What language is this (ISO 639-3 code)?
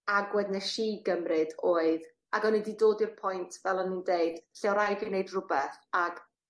cym